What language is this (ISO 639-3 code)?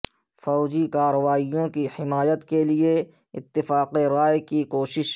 urd